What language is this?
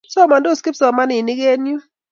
Kalenjin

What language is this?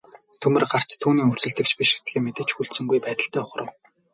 Mongolian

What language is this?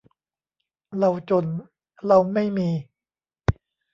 Thai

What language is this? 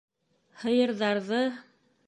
Bashkir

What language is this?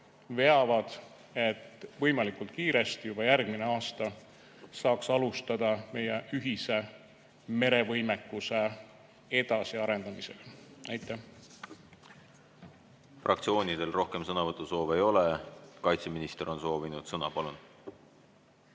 Estonian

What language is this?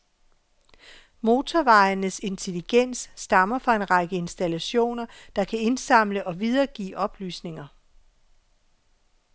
Danish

